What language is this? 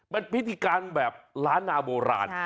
Thai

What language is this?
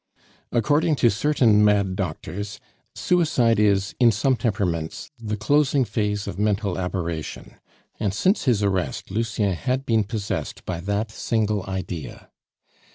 English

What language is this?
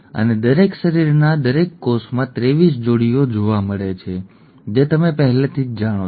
Gujarati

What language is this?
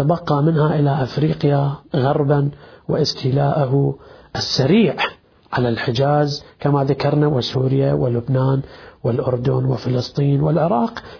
Arabic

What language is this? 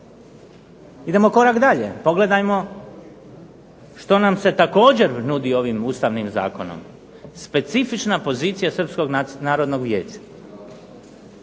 Croatian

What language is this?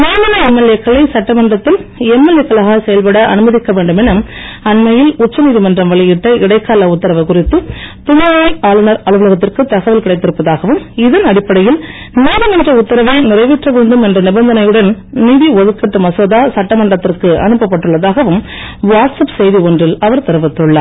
Tamil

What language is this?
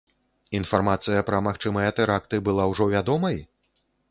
Belarusian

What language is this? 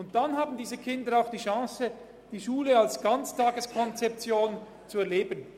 Swiss German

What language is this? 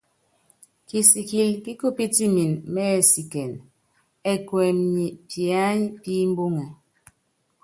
Yangben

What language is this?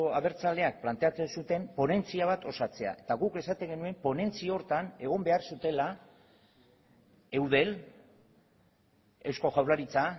Basque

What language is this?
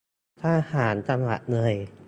Thai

